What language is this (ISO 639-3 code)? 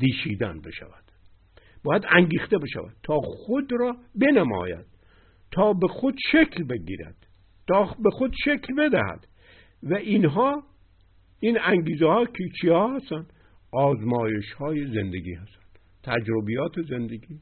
fas